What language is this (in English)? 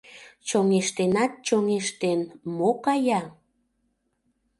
Mari